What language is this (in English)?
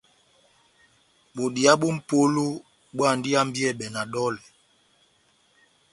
Batanga